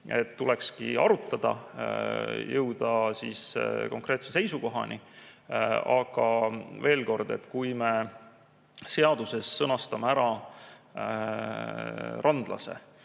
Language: Estonian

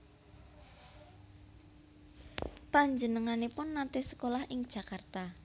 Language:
Javanese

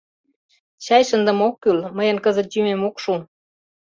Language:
Mari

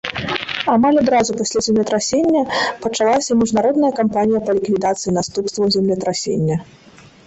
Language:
Belarusian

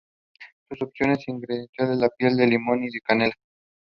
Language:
English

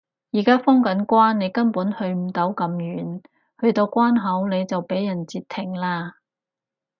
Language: Cantonese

